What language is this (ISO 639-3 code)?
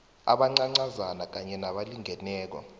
nbl